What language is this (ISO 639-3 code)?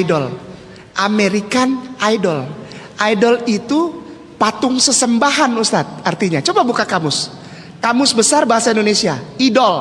ind